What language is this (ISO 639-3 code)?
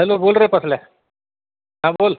mar